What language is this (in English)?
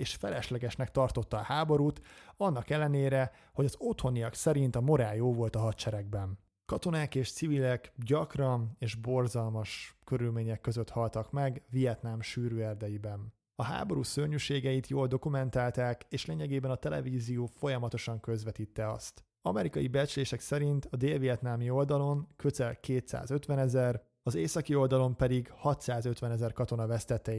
Hungarian